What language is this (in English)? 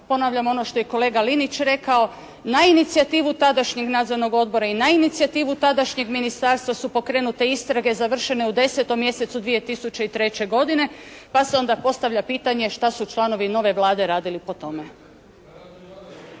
Croatian